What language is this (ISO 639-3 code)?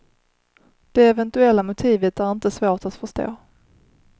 swe